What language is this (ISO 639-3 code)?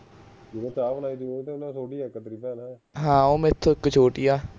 pan